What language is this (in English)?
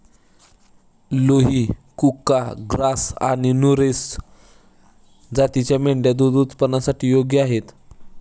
Marathi